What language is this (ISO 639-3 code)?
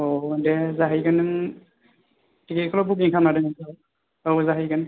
brx